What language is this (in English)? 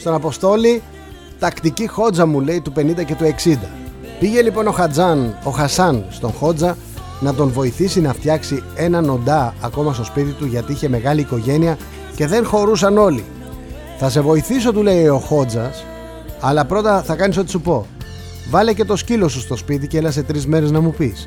Greek